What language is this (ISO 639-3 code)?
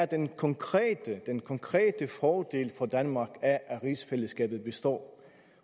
dan